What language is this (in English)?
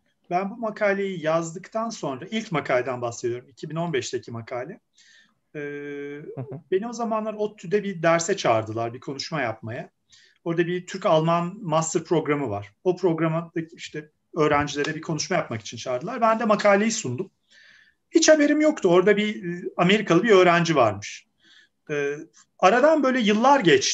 Turkish